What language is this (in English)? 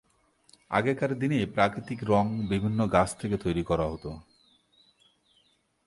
Bangla